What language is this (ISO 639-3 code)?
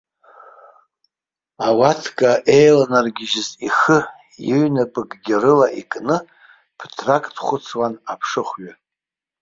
abk